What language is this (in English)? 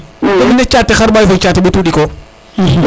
Serer